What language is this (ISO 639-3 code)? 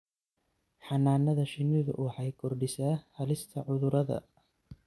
som